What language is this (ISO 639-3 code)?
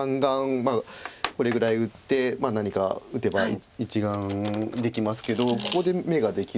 jpn